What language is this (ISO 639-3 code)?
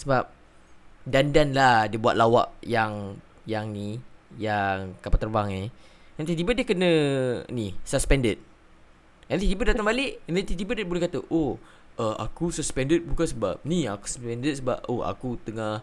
msa